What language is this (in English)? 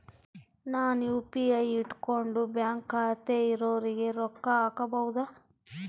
Kannada